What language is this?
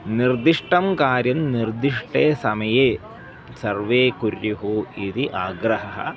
Sanskrit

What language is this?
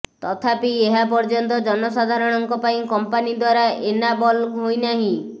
Odia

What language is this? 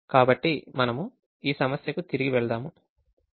Telugu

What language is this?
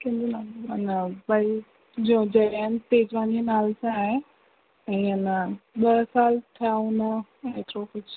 Sindhi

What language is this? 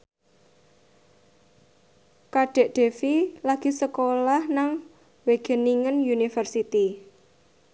Javanese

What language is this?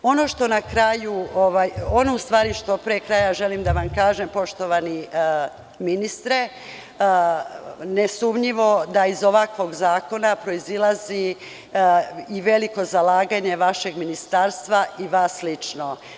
Serbian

